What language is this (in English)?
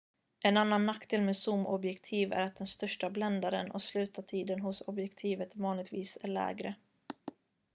Swedish